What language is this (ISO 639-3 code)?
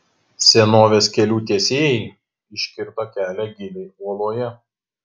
lit